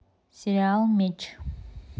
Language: Russian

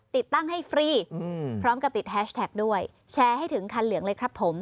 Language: Thai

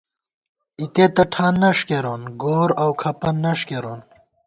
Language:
Gawar-Bati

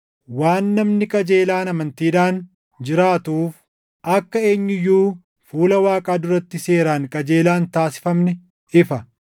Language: Oromo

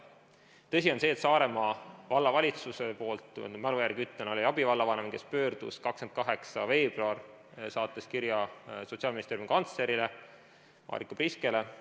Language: Estonian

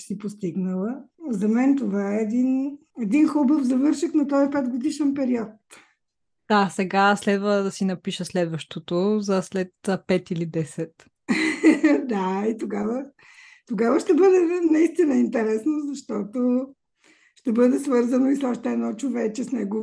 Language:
Bulgarian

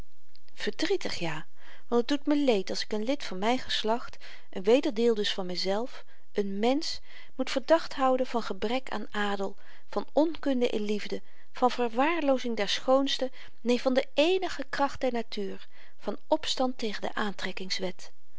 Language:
Dutch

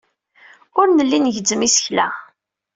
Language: Kabyle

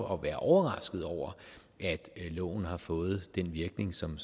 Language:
Danish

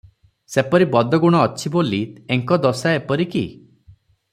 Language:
Odia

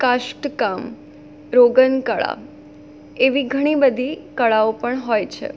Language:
Gujarati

